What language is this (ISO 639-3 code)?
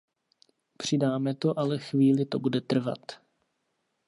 ces